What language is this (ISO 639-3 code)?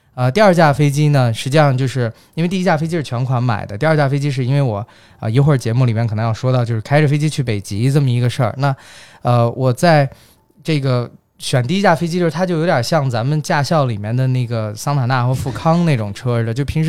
zho